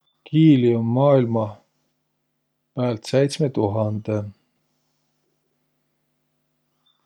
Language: Võro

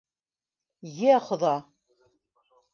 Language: Bashkir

